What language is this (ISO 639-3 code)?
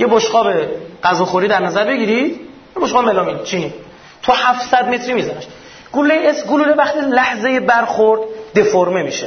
fas